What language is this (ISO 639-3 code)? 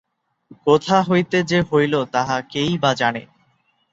ben